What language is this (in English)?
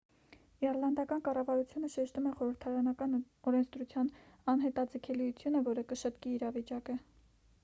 Armenian